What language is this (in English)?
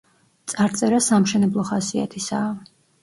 Georgian